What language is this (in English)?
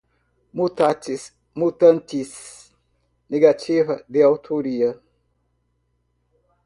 Portuguese